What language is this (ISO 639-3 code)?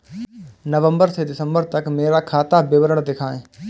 hin